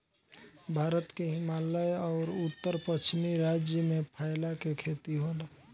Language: Bhojpuri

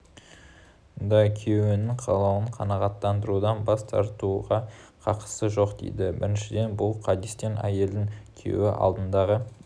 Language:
Kazakh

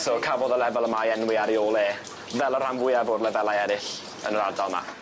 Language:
Welsh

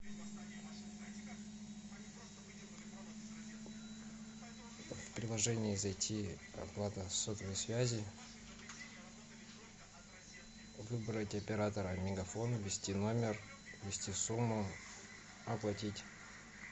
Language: Russian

